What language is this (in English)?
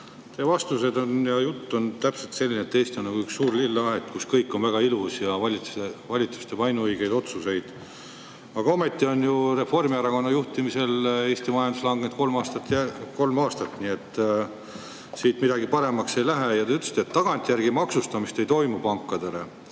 Estonian